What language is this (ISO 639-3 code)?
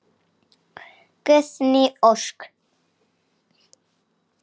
isl